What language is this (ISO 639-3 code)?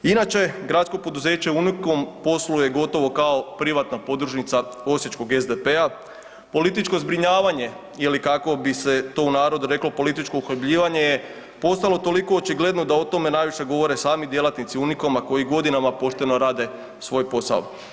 hrv